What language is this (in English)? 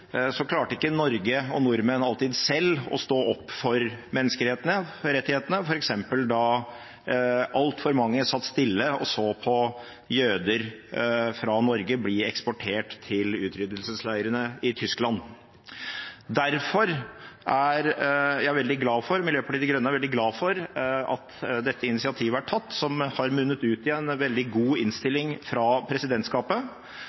Norwegian Bokmål